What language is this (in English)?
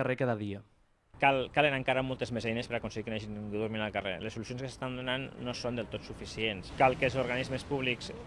Spanish